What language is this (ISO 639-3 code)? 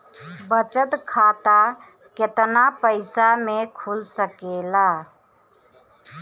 bho